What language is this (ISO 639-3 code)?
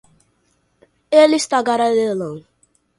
por